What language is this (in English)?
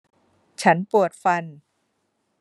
Thai